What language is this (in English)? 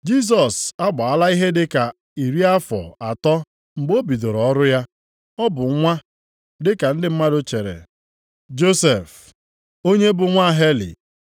Igbo